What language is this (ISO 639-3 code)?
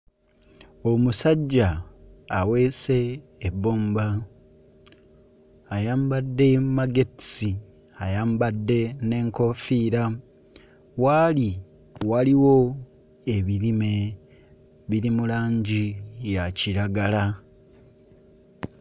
lug